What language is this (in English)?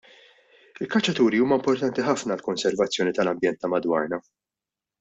Maltese